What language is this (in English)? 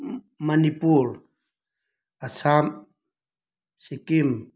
Manipuri